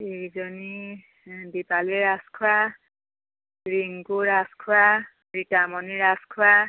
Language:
Assamese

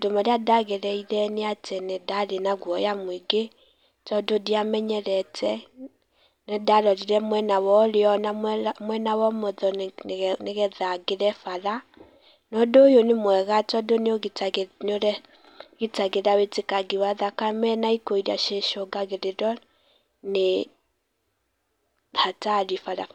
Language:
Kikuyu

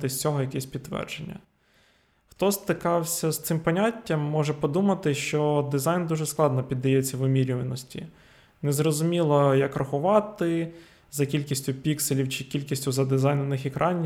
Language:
Ukrainian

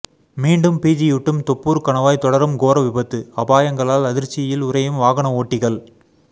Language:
Tamil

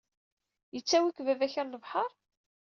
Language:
Kabyle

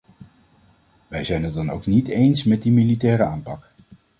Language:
Dutch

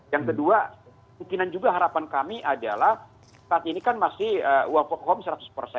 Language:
Indonesian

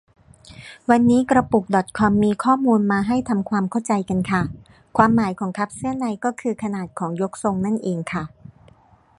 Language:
Thai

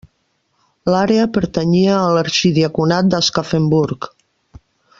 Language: Catalan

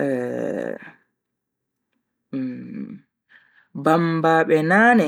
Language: Bagirmi Fulfulde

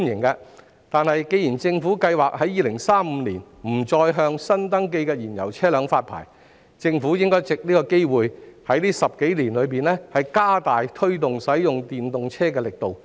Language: Cantonese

